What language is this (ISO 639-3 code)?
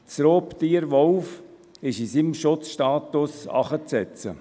gsw